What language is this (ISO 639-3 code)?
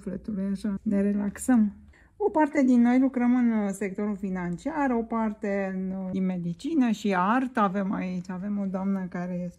ron